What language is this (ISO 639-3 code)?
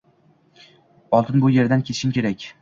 uzb